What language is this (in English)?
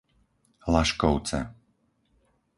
Slovak